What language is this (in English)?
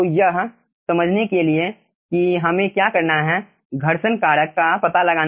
Hindi